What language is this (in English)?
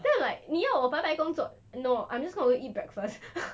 English